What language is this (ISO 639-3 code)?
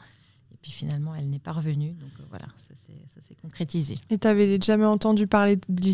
fra